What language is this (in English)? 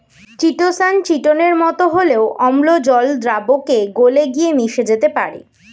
Bangla